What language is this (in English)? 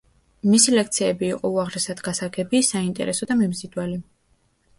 Georgian